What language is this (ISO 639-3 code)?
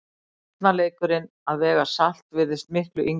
isl